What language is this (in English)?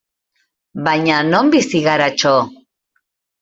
Basque